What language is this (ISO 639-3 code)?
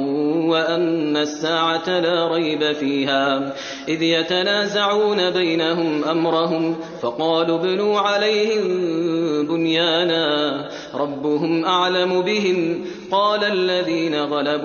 ara